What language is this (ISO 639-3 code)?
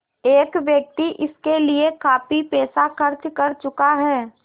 hin